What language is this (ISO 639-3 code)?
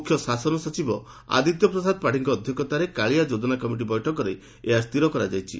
ori